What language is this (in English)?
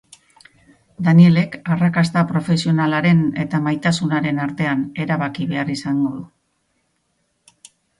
Basque